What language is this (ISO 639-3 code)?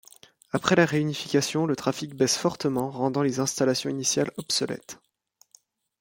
fra